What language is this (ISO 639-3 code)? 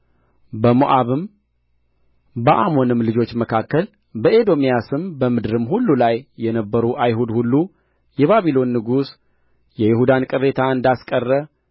amh